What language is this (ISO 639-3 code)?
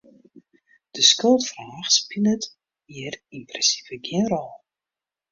fry